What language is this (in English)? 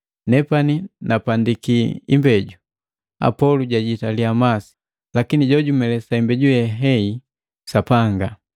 Matengo